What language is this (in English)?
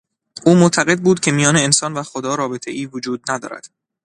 Persian